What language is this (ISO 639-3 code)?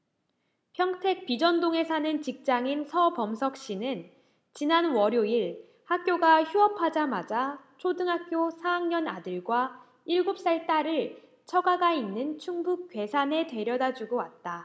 kor